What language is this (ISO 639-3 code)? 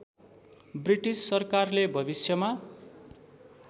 nep